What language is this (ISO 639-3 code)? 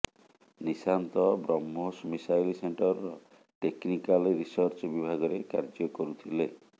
ori